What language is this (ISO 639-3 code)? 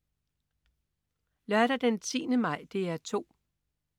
dan